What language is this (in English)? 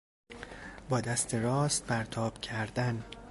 Persian